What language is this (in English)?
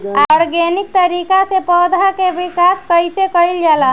Bhojpuri